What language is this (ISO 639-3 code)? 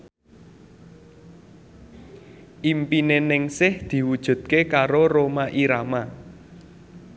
jav